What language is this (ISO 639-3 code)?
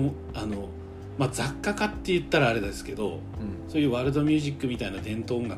jpn